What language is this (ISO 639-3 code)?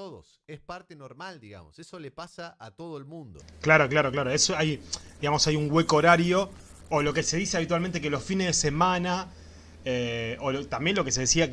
spa